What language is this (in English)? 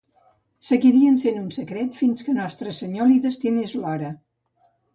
Catalan